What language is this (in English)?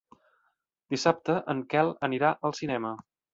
Catalan